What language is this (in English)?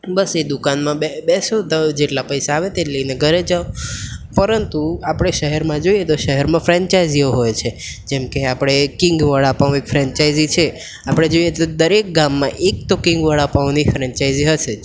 Gujarati